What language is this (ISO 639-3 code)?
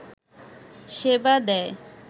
ben